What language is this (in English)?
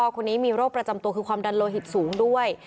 Thai